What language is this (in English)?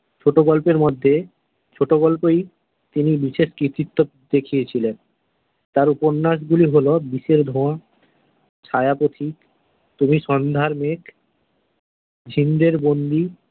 Bangla